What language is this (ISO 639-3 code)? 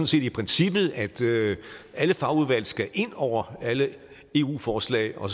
dan